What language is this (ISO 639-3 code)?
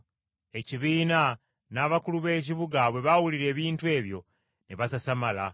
lug